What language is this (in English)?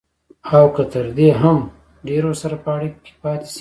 Pashto